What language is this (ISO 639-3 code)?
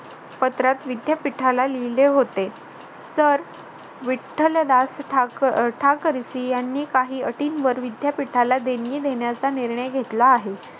mar